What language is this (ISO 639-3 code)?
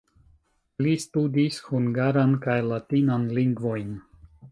epo